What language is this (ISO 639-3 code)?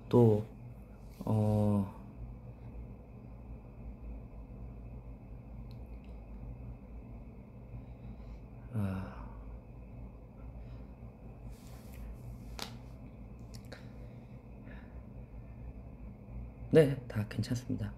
kor